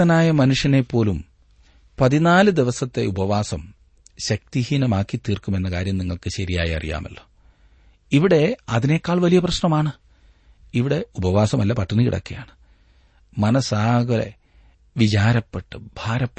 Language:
Malayalam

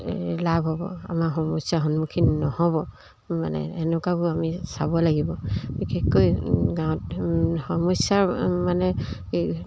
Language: Assamese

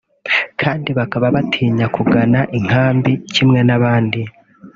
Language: Kinyarwanda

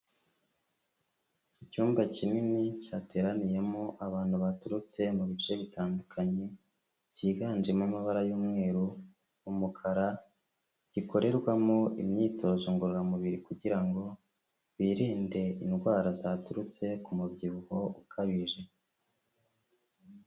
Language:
Kinyarwanda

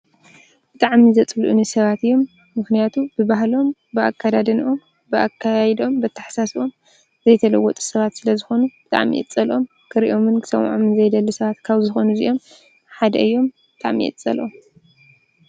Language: Tigrinya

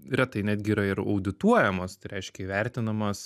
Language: Lithuanian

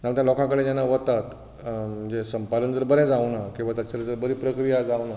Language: Konkani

